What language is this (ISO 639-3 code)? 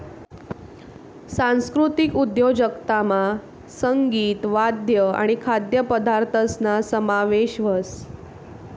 mar